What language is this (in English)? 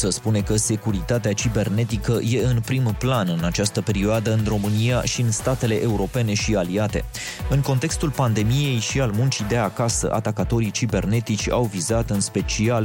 Romanian